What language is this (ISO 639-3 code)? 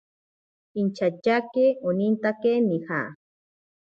prq